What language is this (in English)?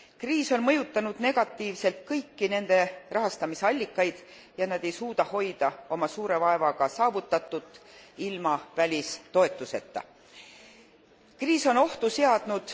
Estonian